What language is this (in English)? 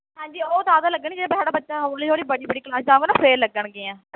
Punjabi